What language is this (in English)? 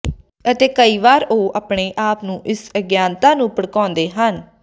Punjabi